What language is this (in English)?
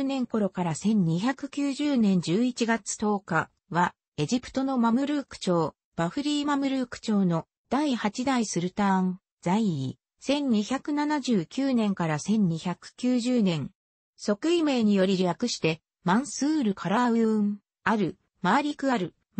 Japanese